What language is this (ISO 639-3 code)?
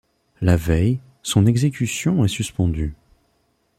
fra